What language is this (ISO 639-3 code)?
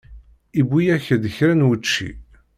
kab